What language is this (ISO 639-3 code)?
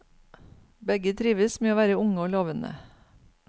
nor